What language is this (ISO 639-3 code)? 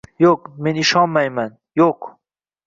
uzb